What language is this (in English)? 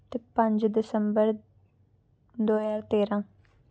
Dogri